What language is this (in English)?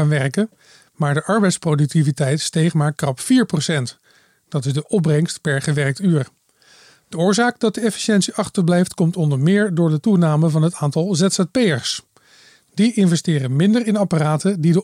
Dutch